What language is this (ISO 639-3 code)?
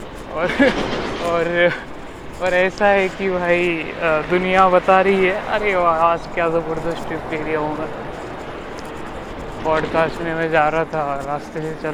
mar